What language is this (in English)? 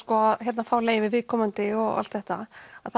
Icelandic